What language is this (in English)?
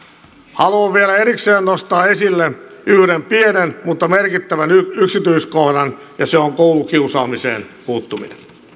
Finnish